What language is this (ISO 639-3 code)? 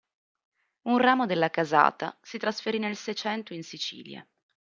ita